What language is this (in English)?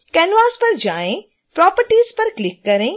Hindi